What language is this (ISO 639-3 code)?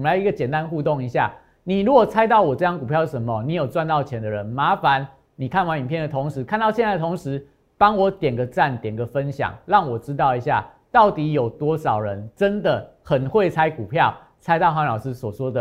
zho